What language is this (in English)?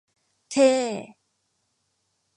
Thai